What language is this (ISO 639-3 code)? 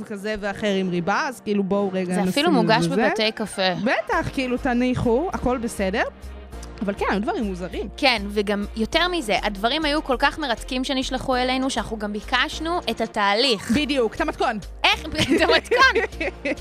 heb